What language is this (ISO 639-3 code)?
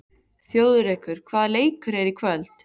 isl